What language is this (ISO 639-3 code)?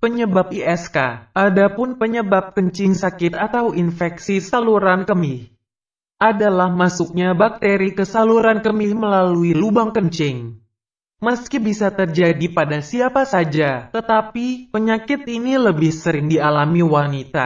ind